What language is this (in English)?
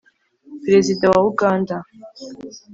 Kinyarwanda